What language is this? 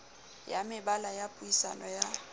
Southern Sotho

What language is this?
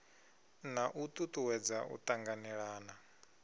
Venda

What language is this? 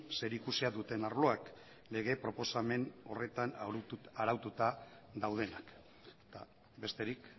Basque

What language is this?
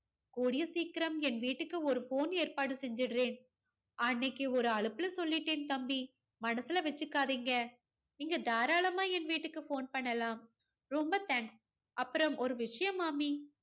Tamil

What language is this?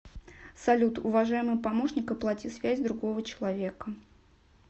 Russian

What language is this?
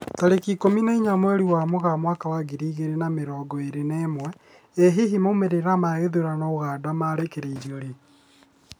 Kikuyu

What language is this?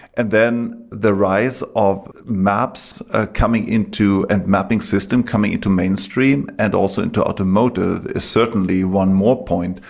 English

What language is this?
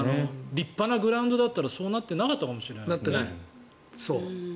Japanese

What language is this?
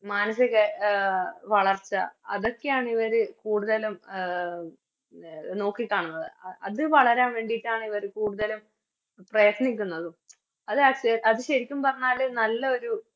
Malayalam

